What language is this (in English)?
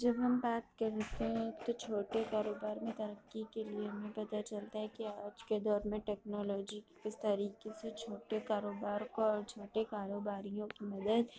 Urdu